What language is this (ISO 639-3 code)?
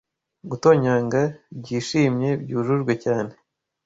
kin